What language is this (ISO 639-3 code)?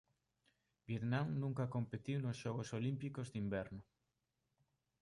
glg